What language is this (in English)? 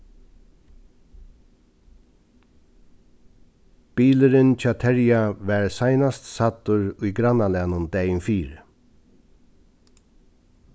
Faroese